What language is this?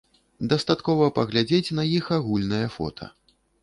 Belarusian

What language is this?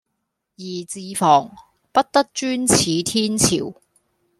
Cantonese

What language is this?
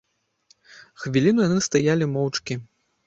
Belarusian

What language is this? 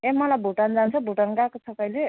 Nepali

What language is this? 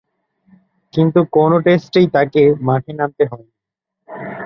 Bangla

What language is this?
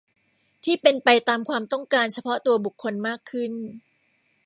Thai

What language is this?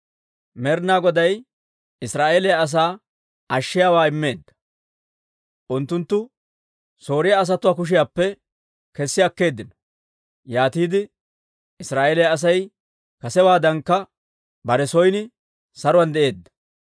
Dawro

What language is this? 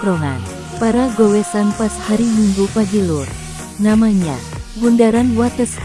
Indonesian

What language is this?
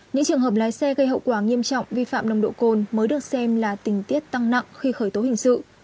Vietnamese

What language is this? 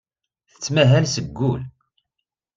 Kabyle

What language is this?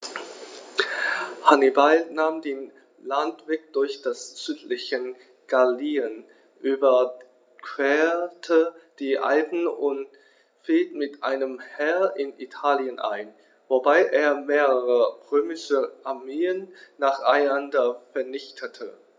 German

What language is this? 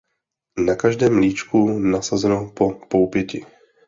Czech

